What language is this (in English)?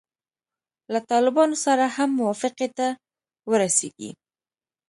Pashto